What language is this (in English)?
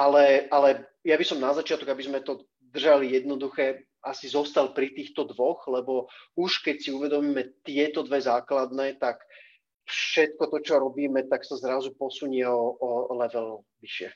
Slovak